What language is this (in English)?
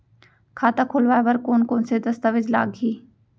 Chhattisgarhi